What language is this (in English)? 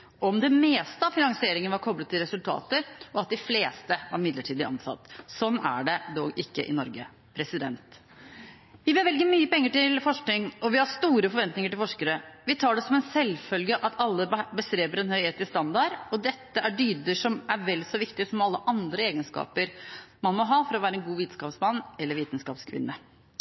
Norwegian Bokmål